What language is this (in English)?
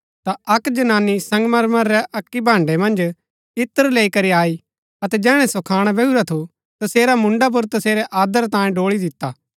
Gaddi